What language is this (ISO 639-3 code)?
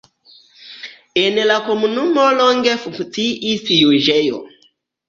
epo